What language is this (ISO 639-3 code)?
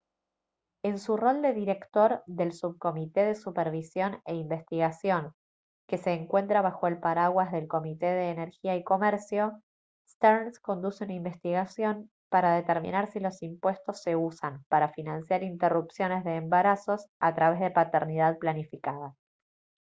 spa